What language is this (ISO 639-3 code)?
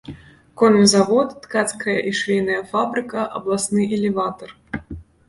bel